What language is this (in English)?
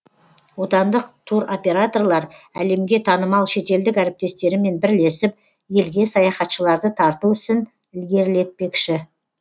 Kazakh